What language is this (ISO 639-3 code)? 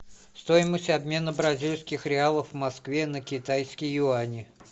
rus